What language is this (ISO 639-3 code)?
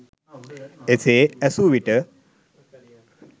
sin